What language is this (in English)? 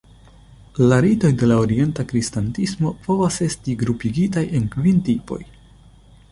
Esperanto